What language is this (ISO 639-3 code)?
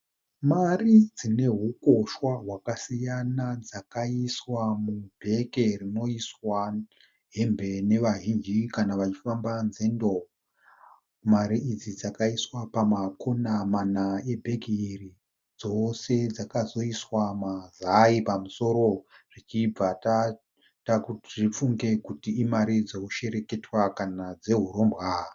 sna